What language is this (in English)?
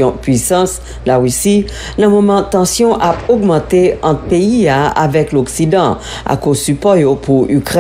French